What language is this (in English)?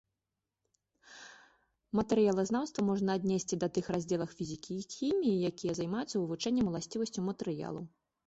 Belarusian